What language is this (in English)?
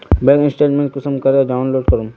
Magahi